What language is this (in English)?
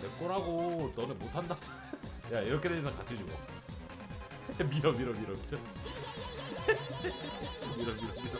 Korean